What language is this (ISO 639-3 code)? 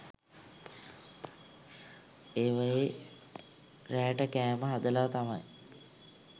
sin